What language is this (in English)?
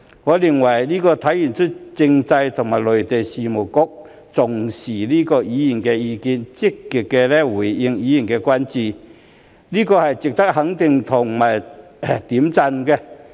Cantonese